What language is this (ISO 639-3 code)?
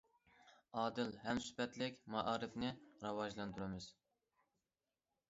uig